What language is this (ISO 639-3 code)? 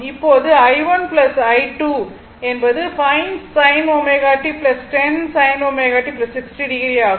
tam